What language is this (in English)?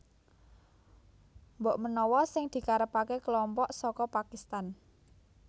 Javanese